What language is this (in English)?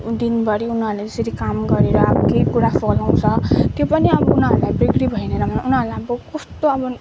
Nepali